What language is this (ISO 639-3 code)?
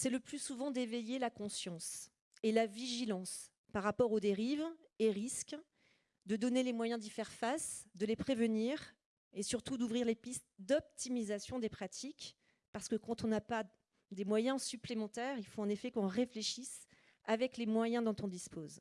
fra